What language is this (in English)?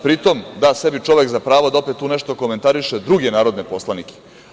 Serbian